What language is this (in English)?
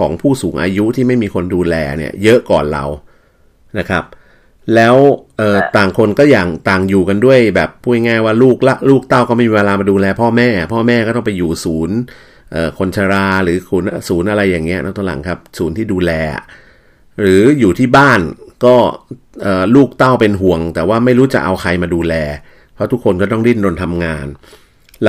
Thai